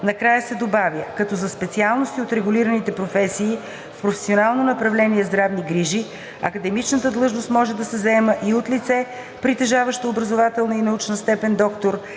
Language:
Bulgarian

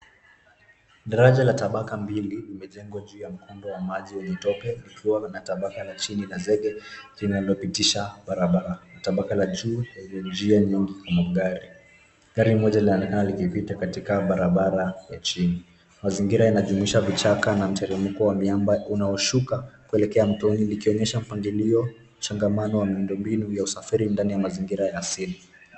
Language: Swahili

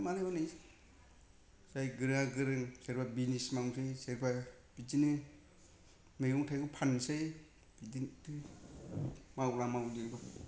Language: Bodo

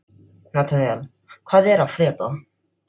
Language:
Icelandic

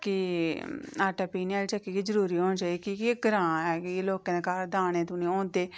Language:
Dogri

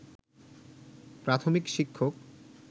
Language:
Bangla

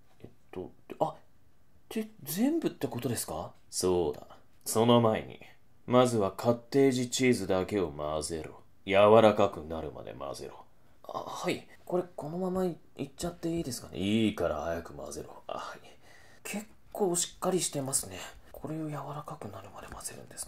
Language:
Japanese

